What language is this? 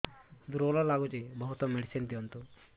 Odia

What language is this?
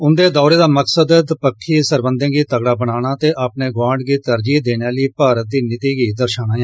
Dogri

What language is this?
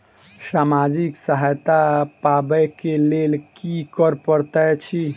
Maithili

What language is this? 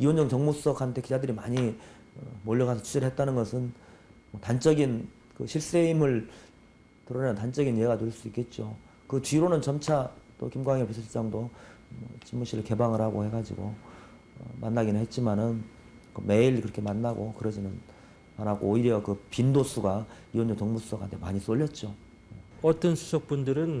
Korean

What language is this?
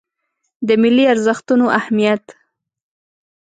Pashto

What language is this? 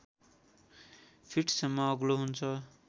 Nepali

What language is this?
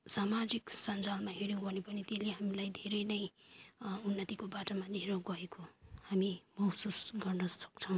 Nepali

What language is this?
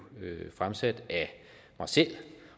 Danish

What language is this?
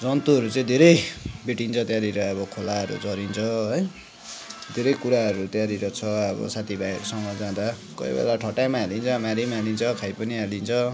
Nepali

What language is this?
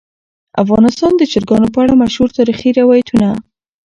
Pashto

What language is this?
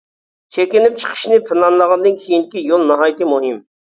Uyghur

